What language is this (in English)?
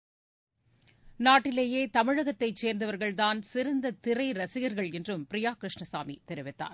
Tamil